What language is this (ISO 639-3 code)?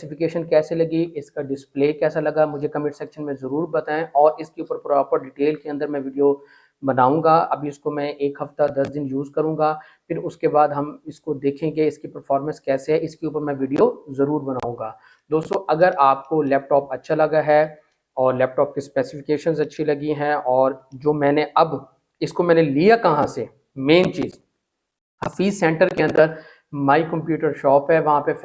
urd